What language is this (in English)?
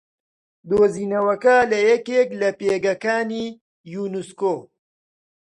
Central Kurdish